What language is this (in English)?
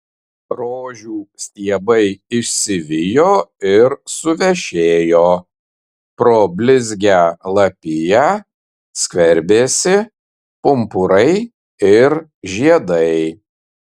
Lithuanian